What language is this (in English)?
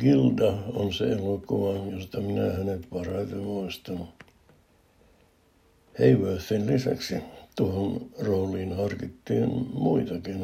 Finnish